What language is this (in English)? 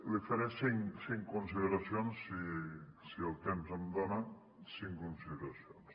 Catalan